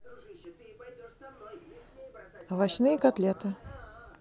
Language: Russian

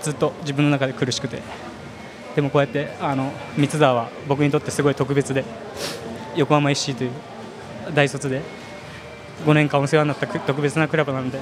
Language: Japanese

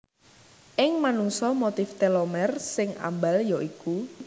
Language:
Javanese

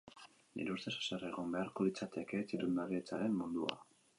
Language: Basque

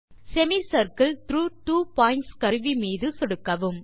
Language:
Tamil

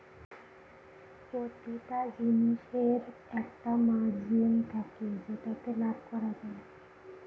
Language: Bangla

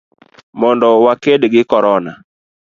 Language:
Luo (Kenya and Tanzania)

